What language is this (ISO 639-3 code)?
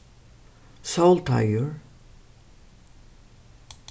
fao